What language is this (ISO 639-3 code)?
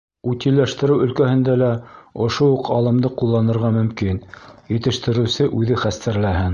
bak